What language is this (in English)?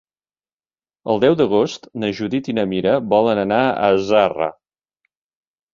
Catalan